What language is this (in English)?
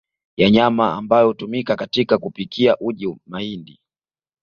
Swahili